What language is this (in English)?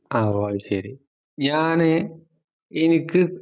Malayalam